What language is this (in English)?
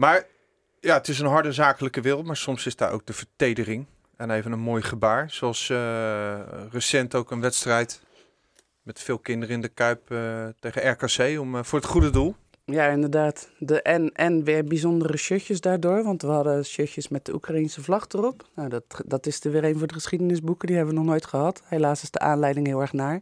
Dutch